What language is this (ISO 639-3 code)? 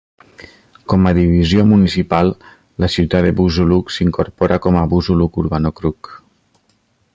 cat